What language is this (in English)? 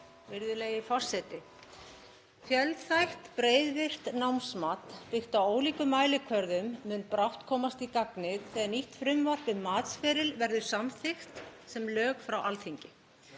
Icelandic